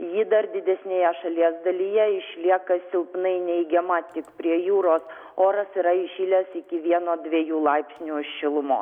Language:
Lithuanian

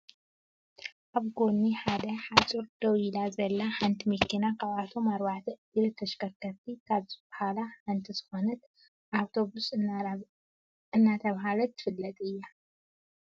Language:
Tigrinya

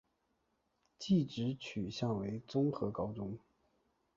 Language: Chinese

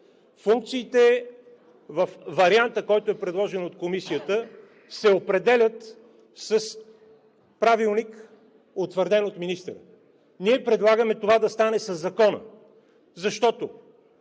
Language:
Bulgarian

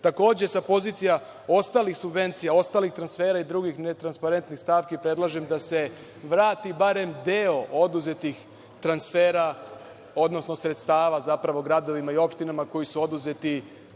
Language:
Serbian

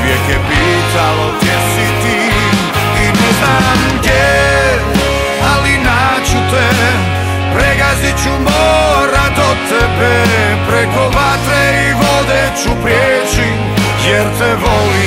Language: Romanian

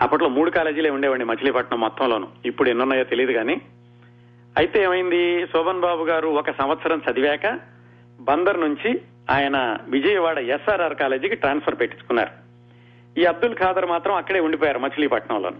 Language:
Telugu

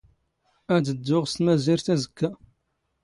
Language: Standard Moroccan Tamazight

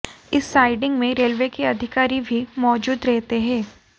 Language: Hindi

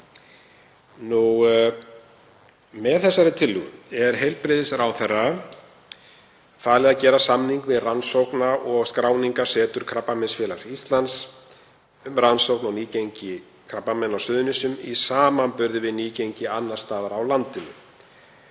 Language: Icelandic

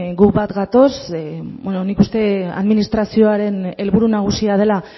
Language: Basque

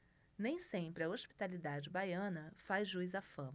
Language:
Portuguese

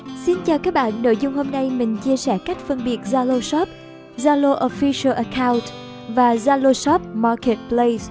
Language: Vietnamese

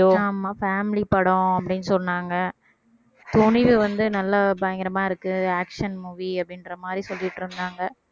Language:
Tamil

